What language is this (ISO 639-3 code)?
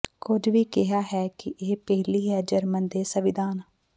pan